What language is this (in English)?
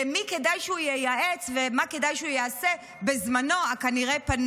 Hebrew